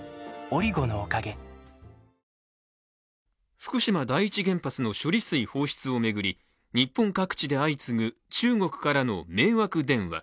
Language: Japanese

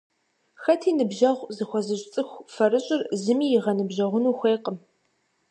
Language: Kabardian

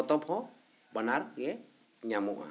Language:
Santali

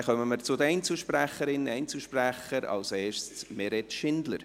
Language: Swiss German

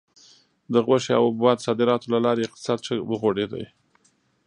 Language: Pashto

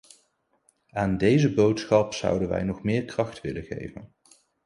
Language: Dutch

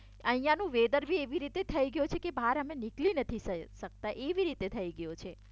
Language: Gujarati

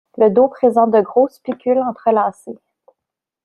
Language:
French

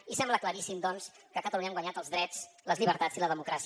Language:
Catalan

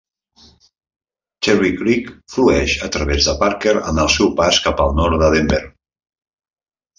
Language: Catalan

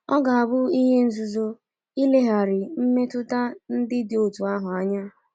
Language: Igbo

